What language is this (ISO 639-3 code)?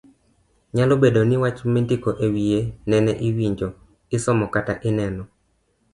luo